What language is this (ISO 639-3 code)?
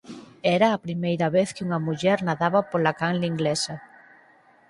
glg